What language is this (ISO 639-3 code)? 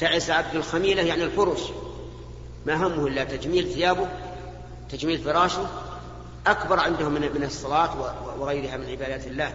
ara